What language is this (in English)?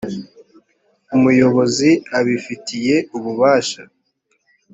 Kinyarwanda